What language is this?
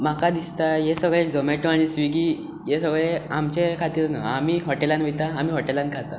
Konkani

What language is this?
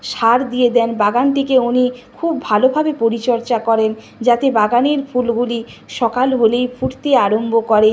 Bangla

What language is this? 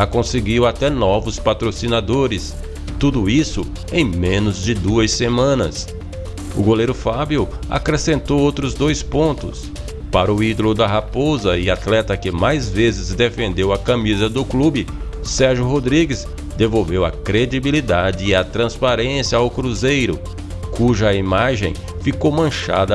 Portuguese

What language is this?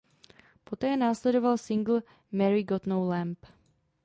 Czech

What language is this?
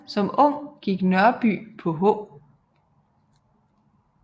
Danish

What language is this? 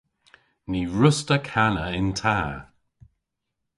Cornish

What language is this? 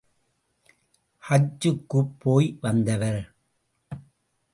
Tamil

